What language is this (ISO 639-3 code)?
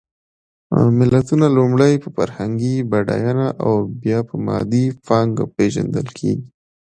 pus